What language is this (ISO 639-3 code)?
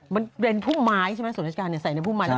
tha